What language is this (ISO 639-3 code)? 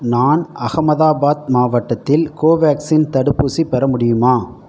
tam